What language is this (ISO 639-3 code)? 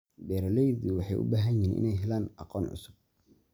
som